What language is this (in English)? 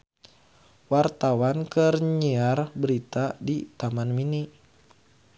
Sundanese